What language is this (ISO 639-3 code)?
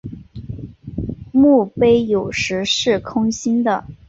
zho